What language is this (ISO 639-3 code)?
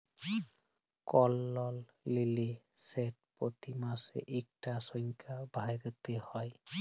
ben